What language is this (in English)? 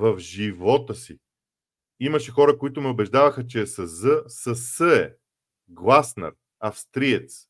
Bulgarian